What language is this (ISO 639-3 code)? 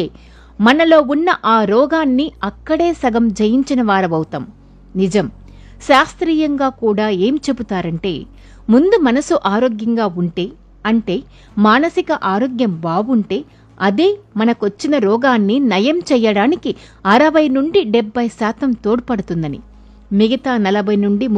tel